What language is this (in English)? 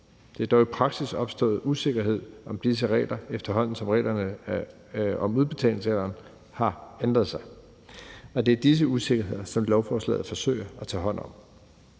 Danish